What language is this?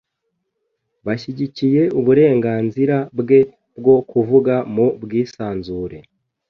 Kinyarwanda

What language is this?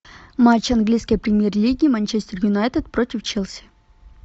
Russian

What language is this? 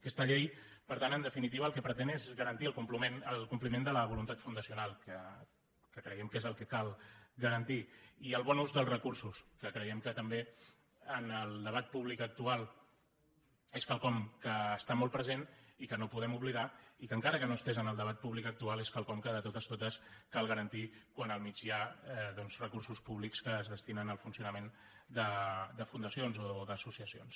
Catalan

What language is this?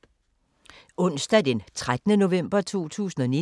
Danish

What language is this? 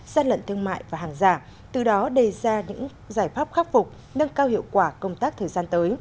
Vietnamese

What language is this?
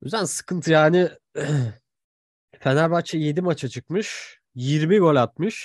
Turkish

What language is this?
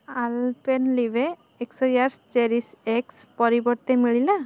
Odia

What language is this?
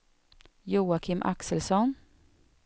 Swedish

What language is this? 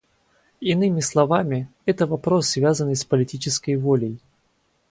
Russian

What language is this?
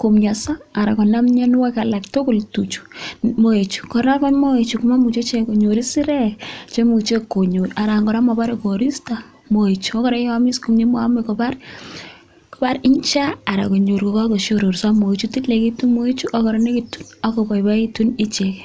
Kalenjin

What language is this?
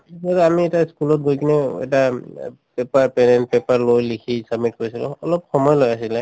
Assamese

